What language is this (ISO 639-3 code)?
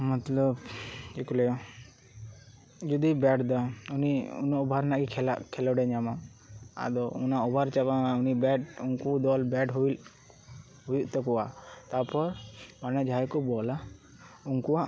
sat